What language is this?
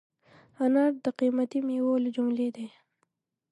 Pashto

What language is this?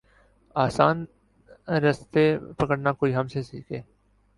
Urdu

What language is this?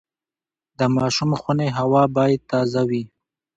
Pashto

